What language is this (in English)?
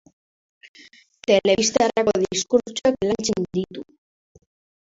Basque